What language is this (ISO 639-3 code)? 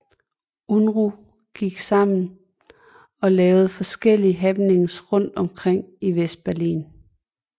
dan